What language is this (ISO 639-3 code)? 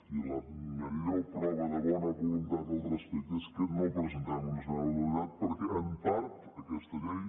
cat